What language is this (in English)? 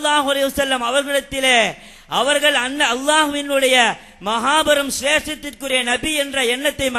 Arabic